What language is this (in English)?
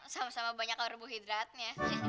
Indonesian